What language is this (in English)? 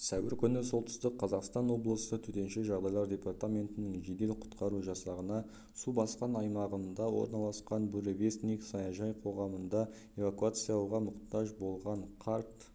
Kazakh